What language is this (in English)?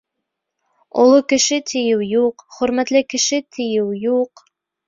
Bashkir